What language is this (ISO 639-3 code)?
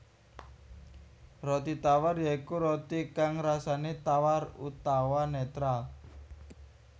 jav